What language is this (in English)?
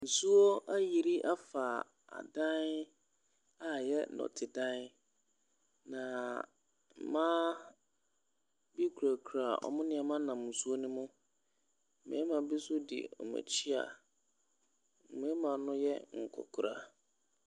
Akan